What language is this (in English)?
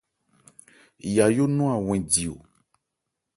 Ebrié